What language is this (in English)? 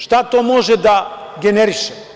Serbian